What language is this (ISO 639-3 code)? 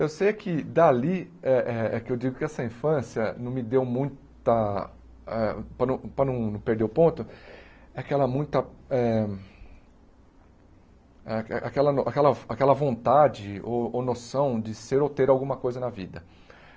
por